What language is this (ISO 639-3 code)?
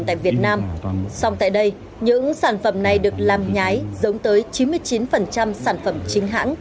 vie